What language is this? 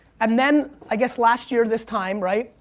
English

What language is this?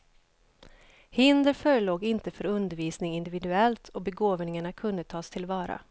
Swedish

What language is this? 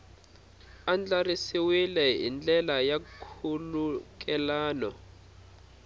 Tsonga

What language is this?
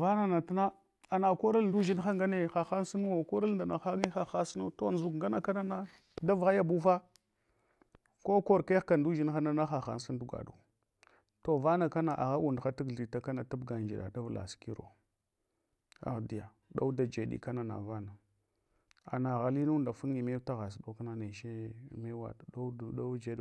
Hwana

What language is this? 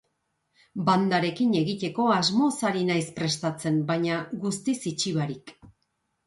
Basque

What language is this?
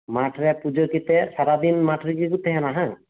Santali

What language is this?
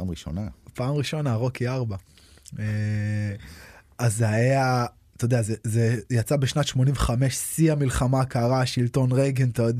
Hebrew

